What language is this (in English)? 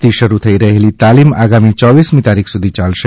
Gujarati